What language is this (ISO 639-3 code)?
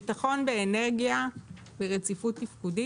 heb